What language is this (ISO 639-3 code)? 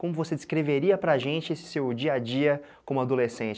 por